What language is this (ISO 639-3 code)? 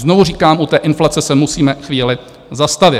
ces